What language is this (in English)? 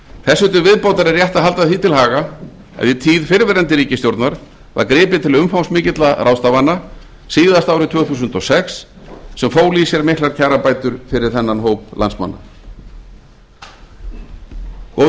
Icelandic